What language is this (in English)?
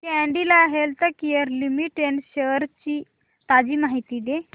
Marathi